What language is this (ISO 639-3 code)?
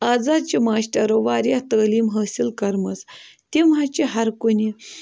kas